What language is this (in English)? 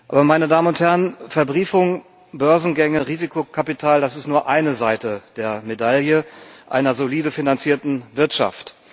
German